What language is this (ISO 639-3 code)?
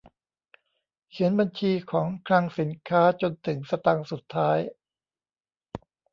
tha